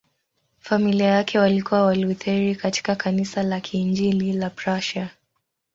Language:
Swahili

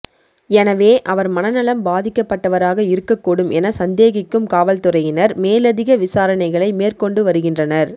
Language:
Tamil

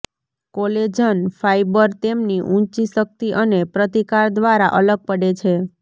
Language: Gujarati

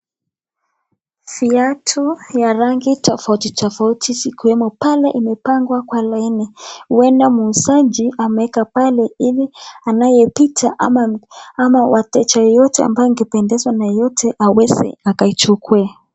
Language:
Swahili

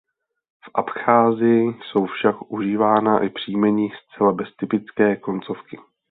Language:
Czech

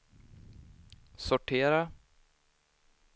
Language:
Swedish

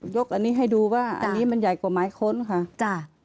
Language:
Thai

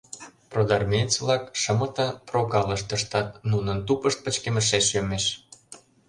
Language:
Mari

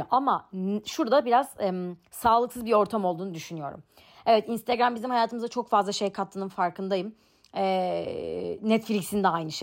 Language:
Turkish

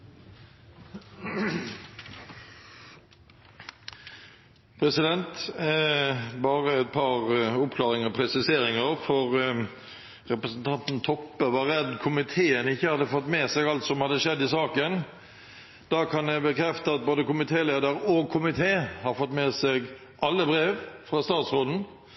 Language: Norwegian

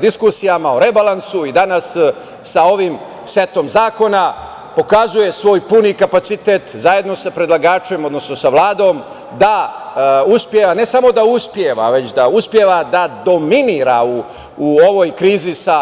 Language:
Serbian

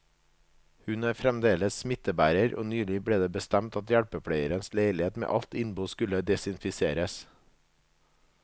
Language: Norwegian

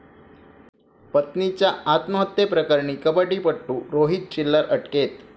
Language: Marathi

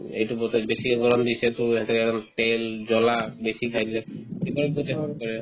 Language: Assamese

